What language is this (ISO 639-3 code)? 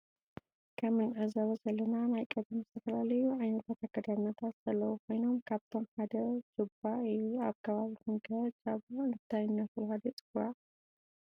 tir